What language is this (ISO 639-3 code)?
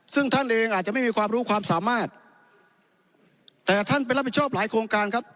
tha